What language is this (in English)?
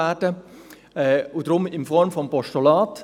Swiss German